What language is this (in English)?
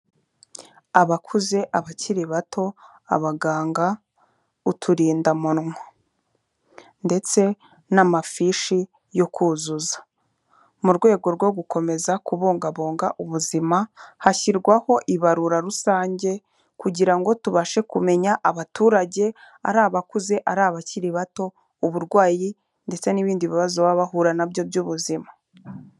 Kinyarwanda